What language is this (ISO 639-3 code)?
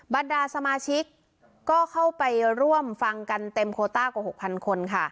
tha